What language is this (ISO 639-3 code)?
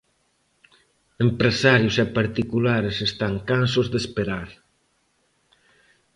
glg